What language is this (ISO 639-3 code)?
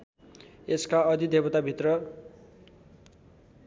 nep